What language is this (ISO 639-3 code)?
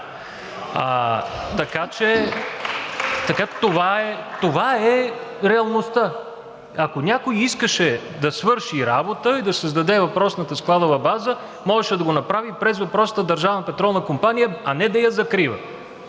bul